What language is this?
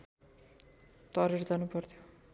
Nepali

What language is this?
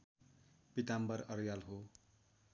Nepali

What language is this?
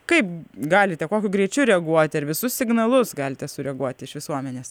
Lithuanian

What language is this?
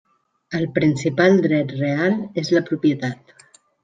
Catalan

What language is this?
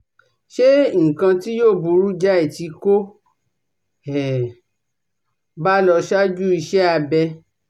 Yoruba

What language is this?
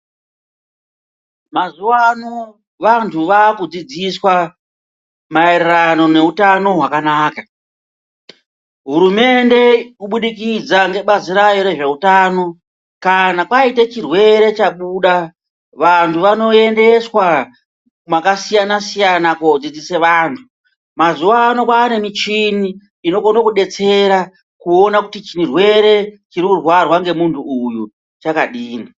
Ndau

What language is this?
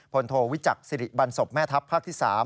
Thai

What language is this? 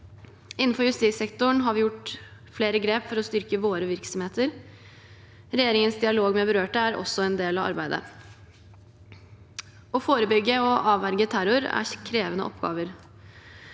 Norwegian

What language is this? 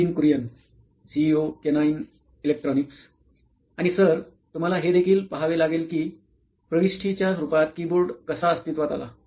Marathi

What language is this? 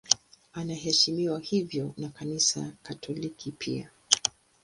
Swahili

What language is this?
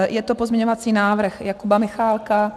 Czech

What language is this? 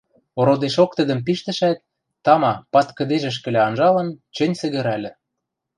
Western Mari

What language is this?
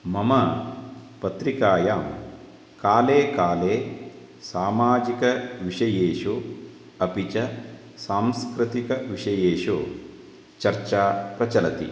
Sanskrit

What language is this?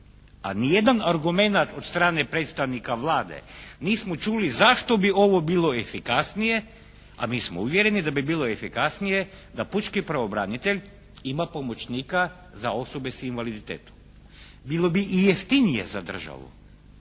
Croatian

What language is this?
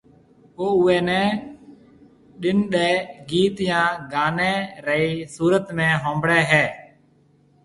Marwari (Pakistan)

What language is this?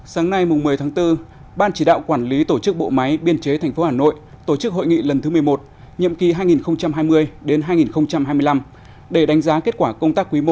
Vietnamese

